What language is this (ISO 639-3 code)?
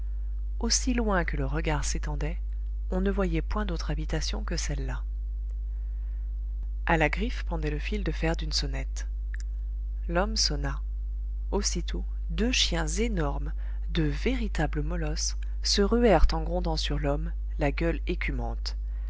fra